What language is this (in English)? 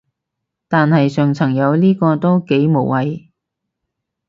Cantonese